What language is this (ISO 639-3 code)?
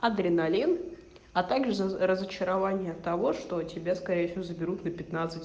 rus